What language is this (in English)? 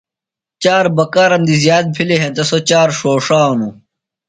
Phalura